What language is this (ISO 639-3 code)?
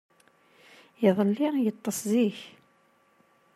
kab